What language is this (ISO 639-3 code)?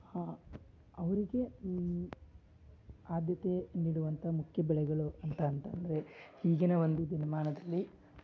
kan